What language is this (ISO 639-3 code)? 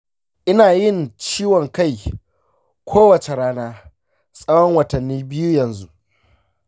hau